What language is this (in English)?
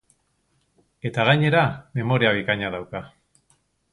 Basque